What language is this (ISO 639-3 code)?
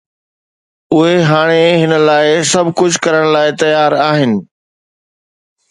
snd